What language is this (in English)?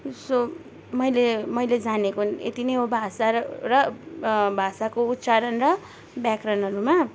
Nepali